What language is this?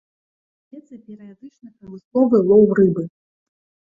Belarusian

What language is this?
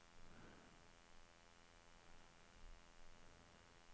Norwegian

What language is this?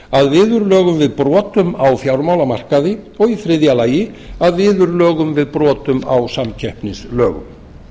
Icelandic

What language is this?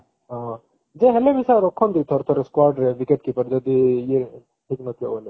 Odia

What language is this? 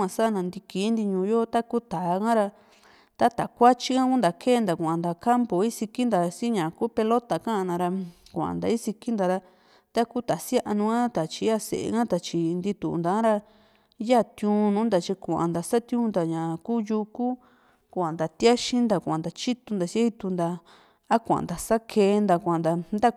Juxtlahuaca Mixtec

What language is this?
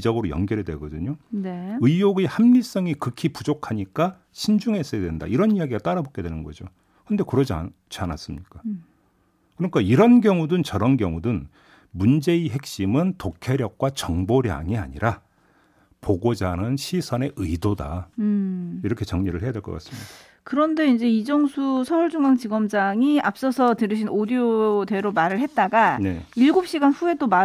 Korean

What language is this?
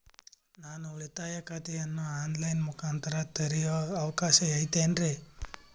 Kannada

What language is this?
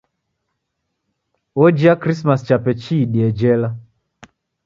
Taita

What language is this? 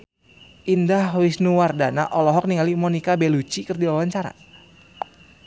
Sundanese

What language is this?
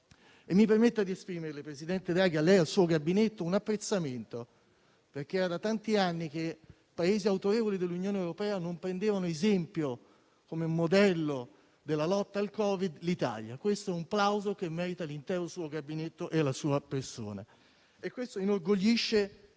Italian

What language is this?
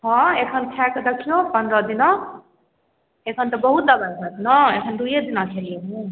Maithili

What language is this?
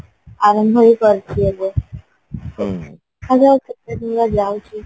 Odia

